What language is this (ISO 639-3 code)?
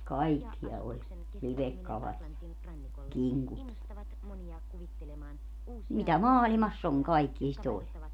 fin